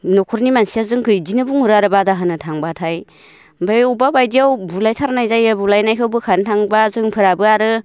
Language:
Bodo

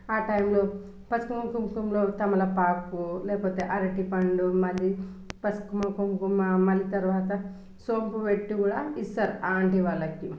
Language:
Telugu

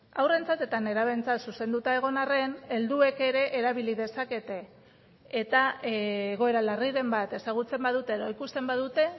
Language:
Basque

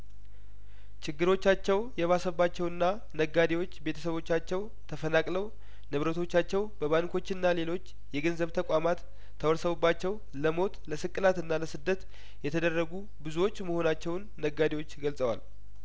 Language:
Amharic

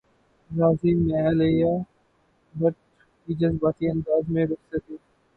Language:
Urdu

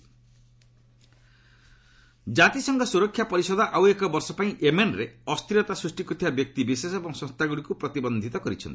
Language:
Odia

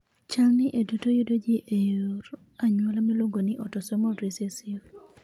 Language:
Luo (Kenya and Tanzania)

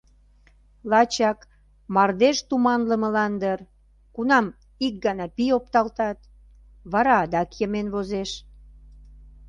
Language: Mari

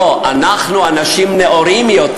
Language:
Hebrew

